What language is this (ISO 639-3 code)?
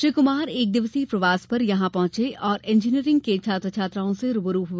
hin